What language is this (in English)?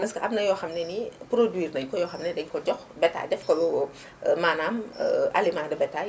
Wolof